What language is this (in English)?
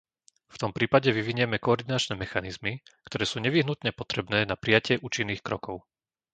Slovak